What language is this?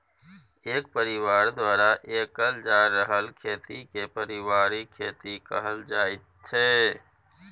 Maithili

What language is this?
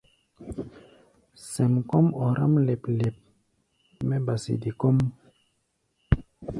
Gbaya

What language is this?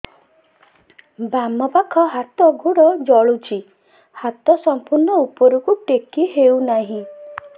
Odia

